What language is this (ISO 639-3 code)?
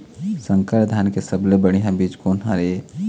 hne